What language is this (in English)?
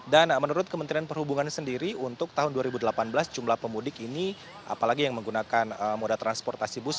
Indonesian